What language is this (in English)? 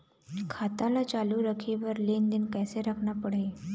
Chhattisgarhi